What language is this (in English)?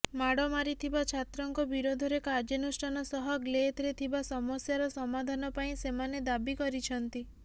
Odia